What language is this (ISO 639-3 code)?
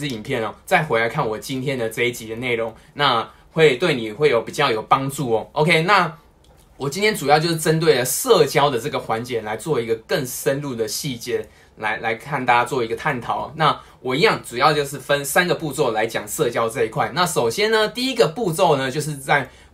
zho